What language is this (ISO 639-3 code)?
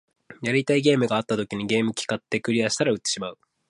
jpn